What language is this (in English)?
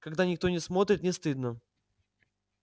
Russian